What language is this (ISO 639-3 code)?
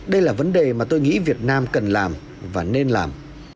vie